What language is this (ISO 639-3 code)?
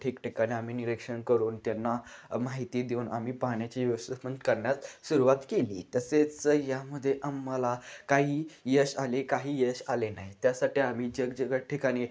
mar